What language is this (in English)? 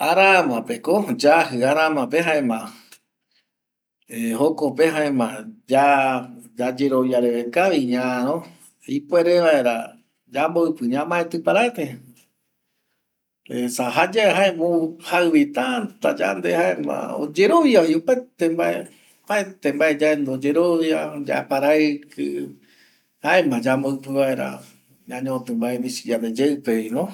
Eastern Bolivian Guaraní